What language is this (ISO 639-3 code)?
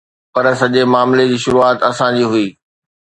snd